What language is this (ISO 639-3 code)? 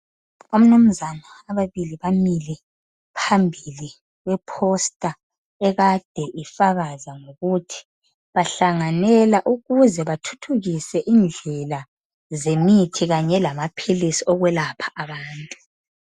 nde